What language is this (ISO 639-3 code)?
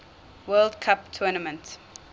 eng